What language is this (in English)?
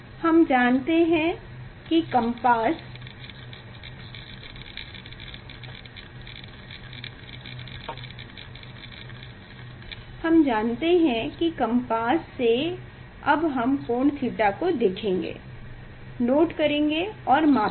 Hindi